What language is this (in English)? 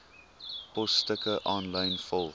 Afrikaans